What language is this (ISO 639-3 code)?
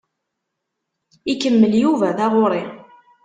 kab